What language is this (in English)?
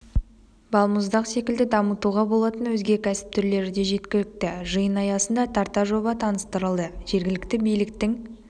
Kazakh